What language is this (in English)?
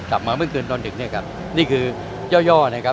Thai